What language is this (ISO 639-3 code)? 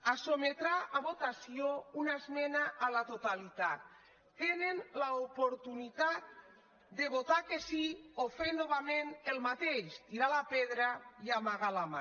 cat